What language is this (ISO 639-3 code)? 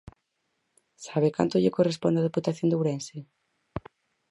glg